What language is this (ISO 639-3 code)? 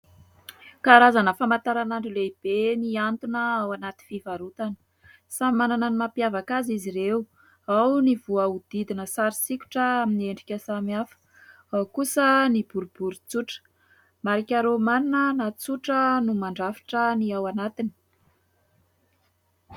mlg